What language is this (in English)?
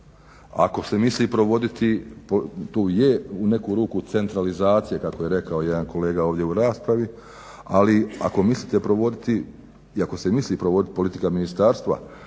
Croatian